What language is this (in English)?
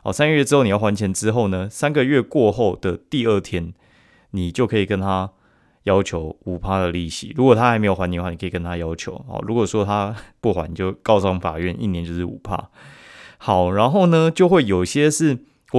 Chinese